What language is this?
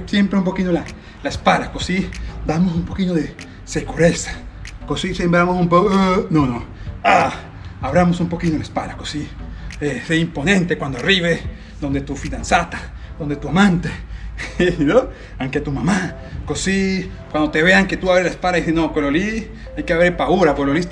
Spanish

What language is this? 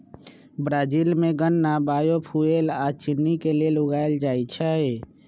Magahi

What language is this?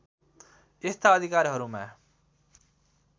Nepali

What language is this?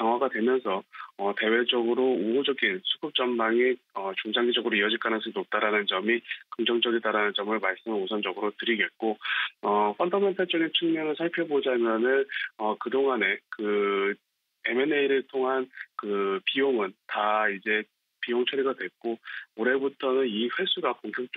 Korean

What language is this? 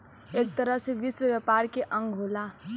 Bhojpuri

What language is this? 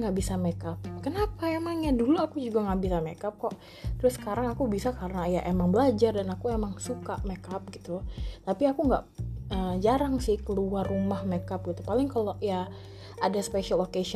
Indonesian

